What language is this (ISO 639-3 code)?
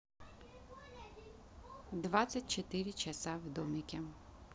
rus